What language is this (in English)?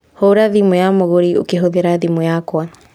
Kikuyu